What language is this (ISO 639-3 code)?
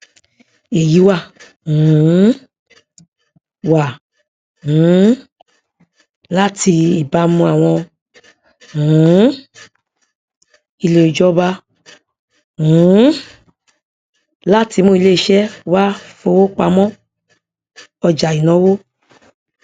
yor